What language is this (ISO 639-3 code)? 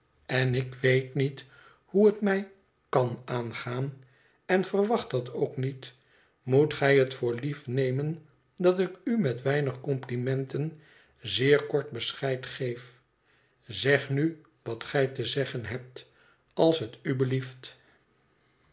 nld